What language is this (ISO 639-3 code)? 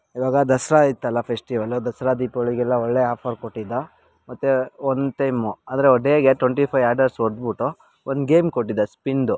kan